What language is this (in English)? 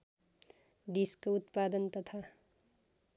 Nepali